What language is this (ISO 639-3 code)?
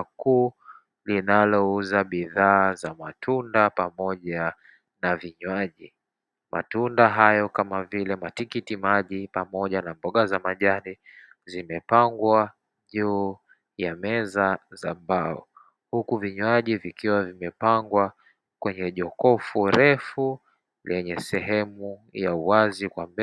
swa